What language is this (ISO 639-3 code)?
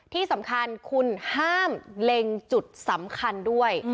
tha